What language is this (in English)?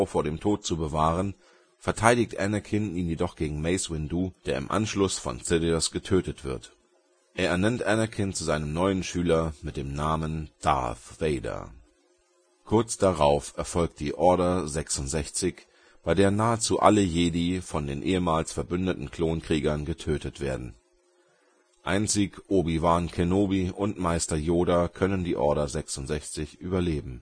German